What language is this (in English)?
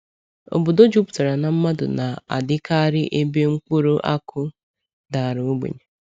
Igbo